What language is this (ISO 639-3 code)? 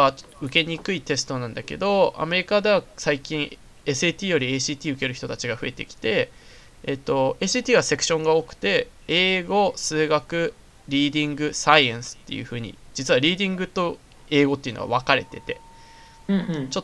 jpn